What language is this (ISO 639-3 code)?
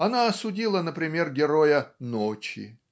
rus